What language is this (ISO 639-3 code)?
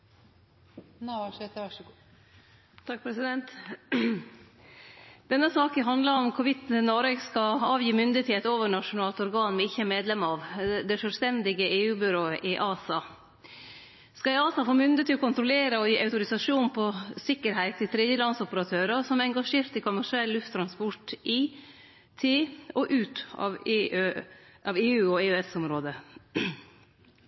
nno